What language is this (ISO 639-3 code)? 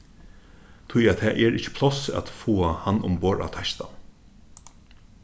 fao